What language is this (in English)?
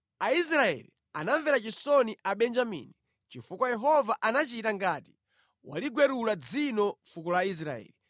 Nyanja